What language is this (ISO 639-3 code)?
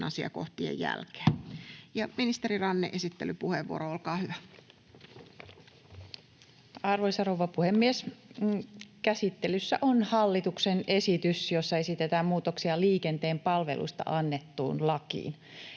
fin